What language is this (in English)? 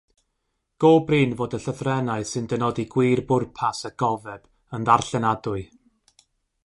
Welsh